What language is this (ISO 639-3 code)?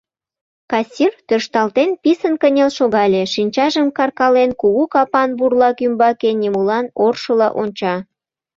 chm